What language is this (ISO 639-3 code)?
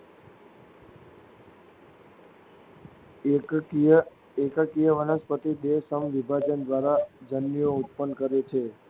guj